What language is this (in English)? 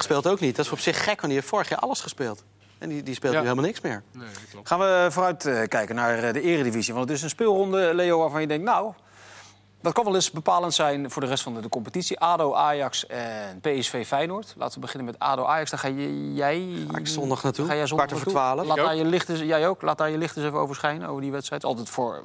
Dutch